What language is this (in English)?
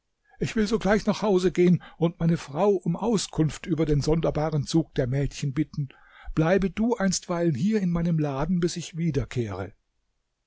German